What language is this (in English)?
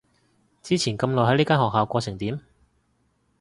Cantonese